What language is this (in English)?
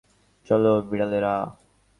Bangla